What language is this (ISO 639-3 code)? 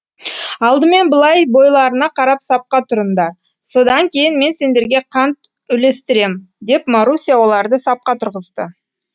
kaz